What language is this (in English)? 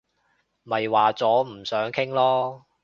Cantonese